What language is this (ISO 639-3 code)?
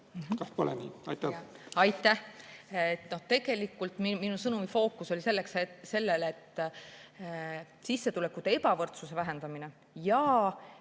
est